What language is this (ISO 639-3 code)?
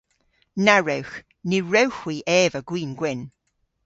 cor